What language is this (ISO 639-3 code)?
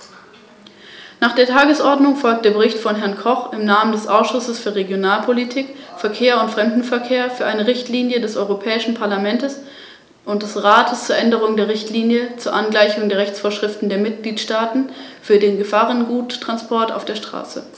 deu